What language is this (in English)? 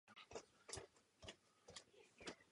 Czech